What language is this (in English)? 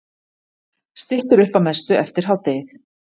Icelandic